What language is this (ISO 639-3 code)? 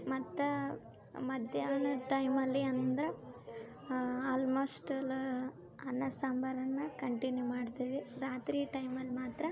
kan